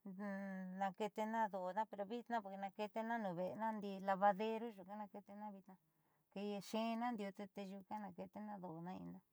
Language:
Southeastern Nochixtlán Mixtec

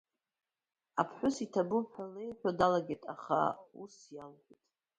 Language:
Abkhazian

